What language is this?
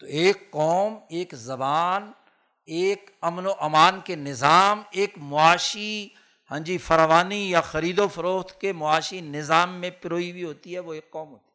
Urdu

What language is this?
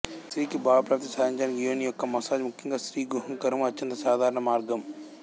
Telugu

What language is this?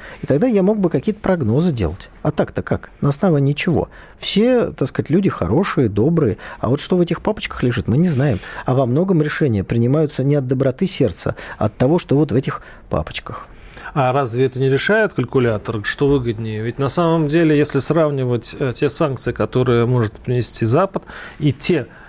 Russian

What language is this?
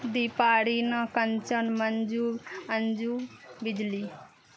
Maithili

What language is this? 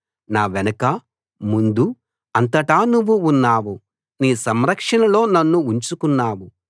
Telugu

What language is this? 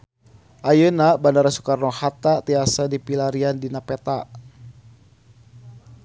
Sundanese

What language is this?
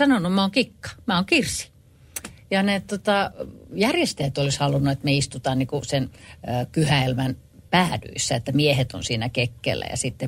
Finnish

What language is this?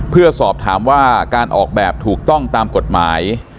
Thai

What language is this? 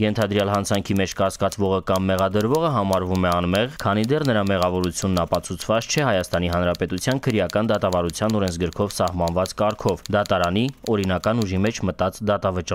Romanian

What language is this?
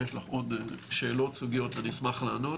Hebrew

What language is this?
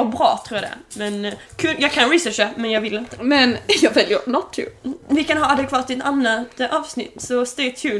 Swedish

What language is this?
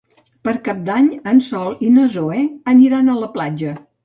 Catalan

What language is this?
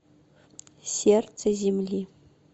Russian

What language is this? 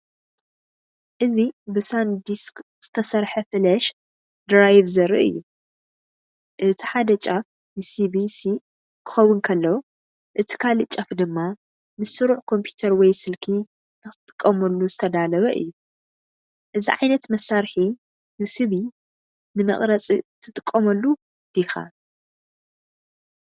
Tigrinya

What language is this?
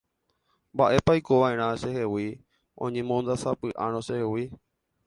Guarani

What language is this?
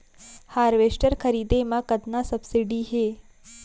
Chhattisgarhi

